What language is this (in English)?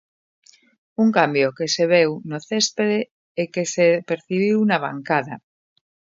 Galician